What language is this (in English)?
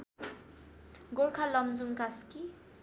Nepali